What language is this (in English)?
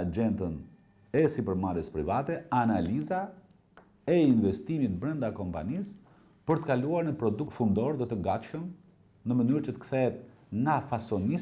Romanian